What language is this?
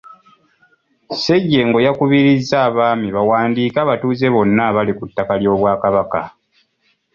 Ganda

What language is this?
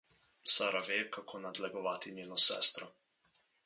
Slovenian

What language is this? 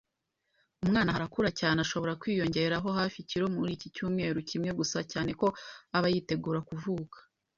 Kinyarwanda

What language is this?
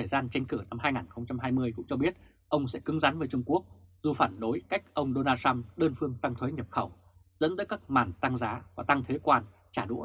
Vietnamese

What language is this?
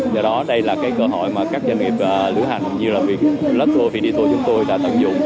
Vietnamese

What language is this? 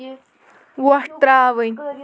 Kashmiri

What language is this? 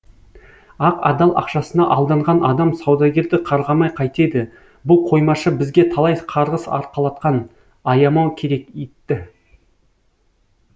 Kazakh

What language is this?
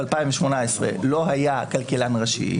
Hebrew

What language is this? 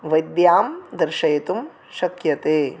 Sanskrit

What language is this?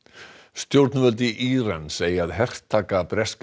Icelandic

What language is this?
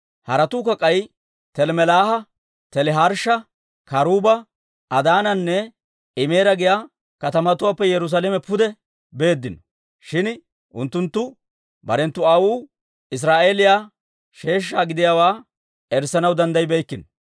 Dawro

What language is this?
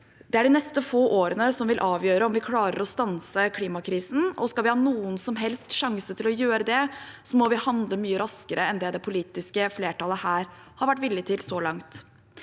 Norwegian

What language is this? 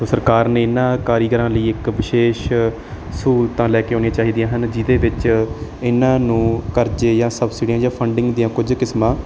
Punjabi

